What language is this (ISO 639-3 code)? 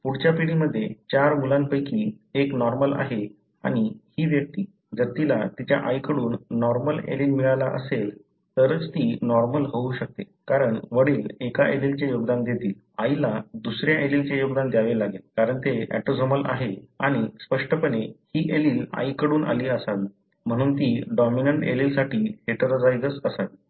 mar